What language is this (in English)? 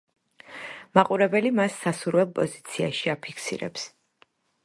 Georgian